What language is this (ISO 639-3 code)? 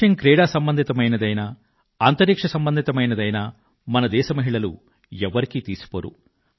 tel